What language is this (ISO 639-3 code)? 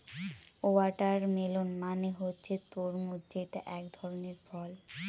ben